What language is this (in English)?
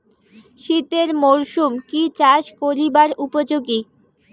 Bangla